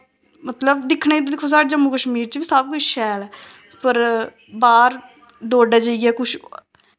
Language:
Dogri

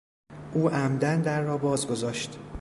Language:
Persian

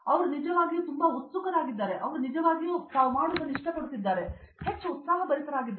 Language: Kannada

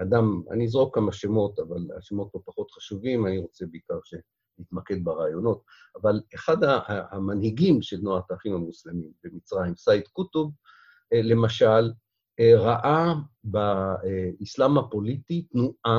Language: Hebrew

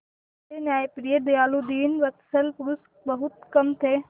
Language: Hindi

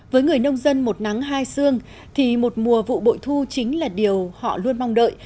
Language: Vietnamese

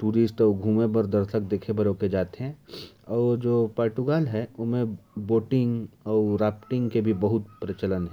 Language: Korwa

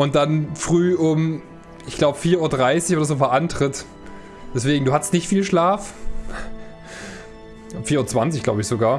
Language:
German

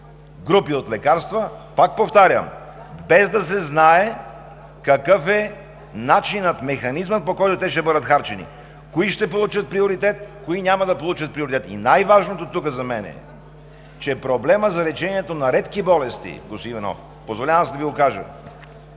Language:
Bulgarian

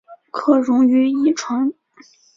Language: Chinese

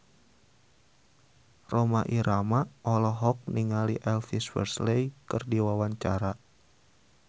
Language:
Sundanese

